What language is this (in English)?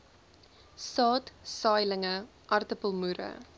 Afrikaans